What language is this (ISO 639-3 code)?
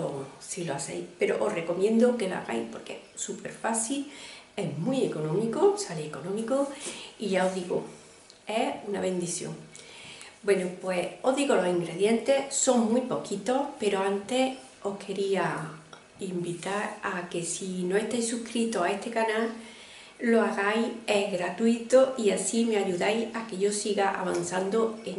spa